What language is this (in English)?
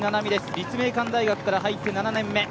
Japanese